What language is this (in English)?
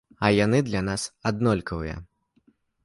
Belarusian